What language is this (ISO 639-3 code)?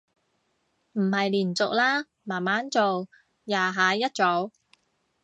yue